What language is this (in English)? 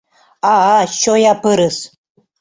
Mari